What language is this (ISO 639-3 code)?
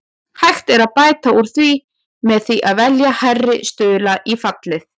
isl